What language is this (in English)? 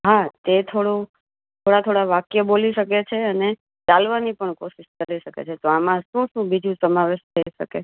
Gujarati